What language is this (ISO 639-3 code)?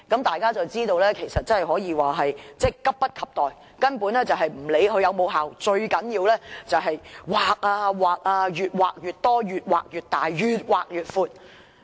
yue